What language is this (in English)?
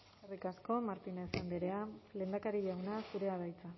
Basque